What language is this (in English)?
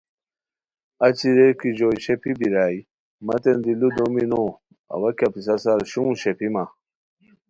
Khowar